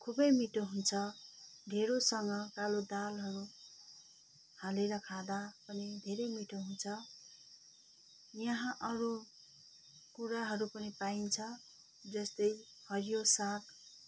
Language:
Nepali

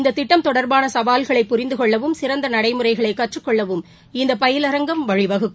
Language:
Tamil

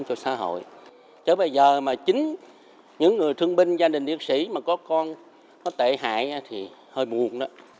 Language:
Vietnamese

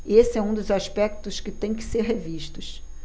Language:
Portuguese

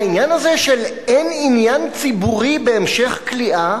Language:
Hebrew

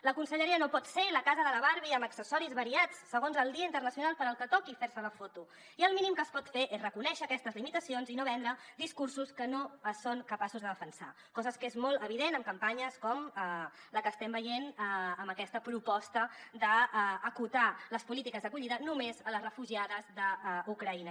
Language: Catalan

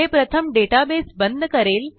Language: Marathi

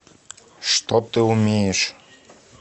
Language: Russian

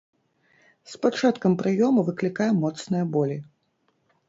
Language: Belarusian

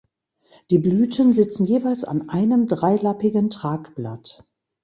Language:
German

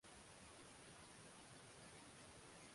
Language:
Swahili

